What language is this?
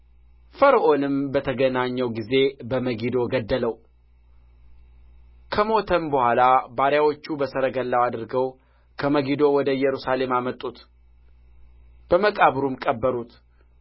Amharic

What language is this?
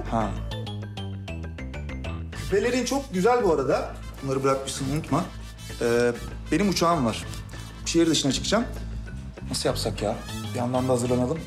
Turkish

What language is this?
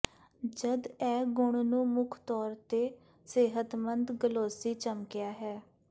Punjabi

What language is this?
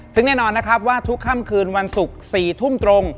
Thai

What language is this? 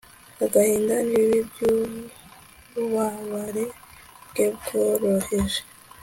Kinyarwanda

